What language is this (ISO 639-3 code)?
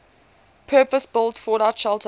eng